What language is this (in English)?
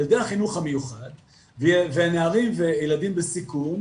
Hebrew